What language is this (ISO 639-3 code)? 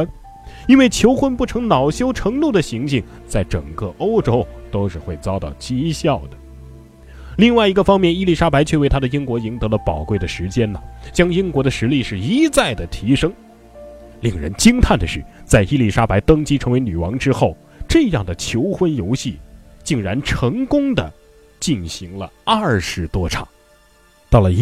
zho